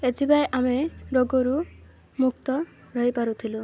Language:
Odia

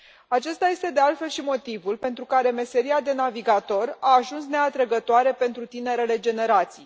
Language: Romanian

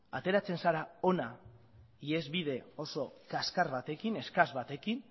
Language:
Basque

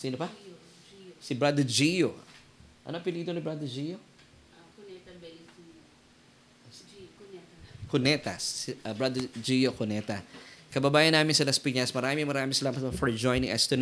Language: Filipino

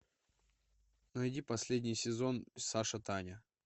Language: Russian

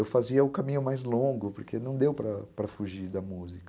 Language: Portuguese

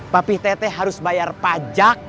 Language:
Indonesian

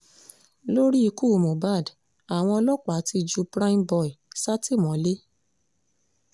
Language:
Yoruba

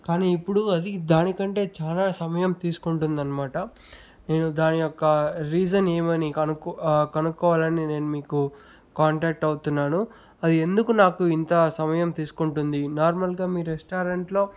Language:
Telugu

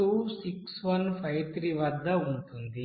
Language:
Telugu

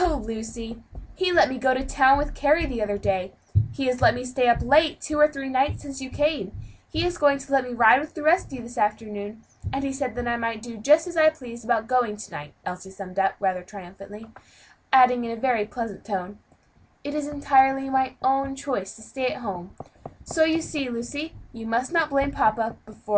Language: English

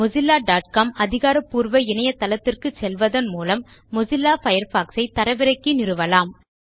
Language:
Tamil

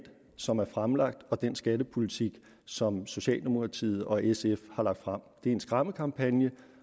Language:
Danish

